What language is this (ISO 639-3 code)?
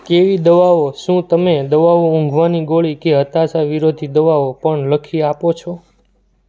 guj